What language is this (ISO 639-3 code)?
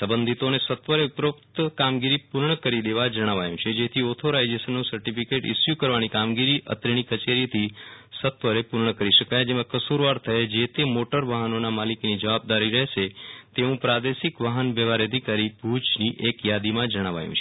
guj